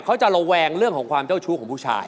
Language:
Thai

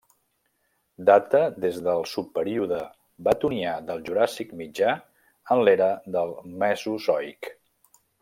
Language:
Catalan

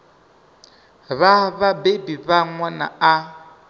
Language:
Venda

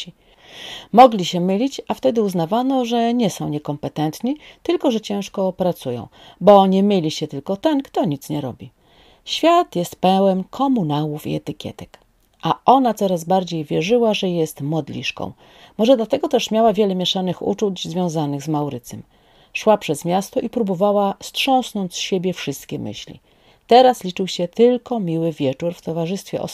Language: Polish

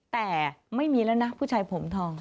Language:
Thai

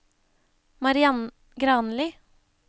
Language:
Norwegian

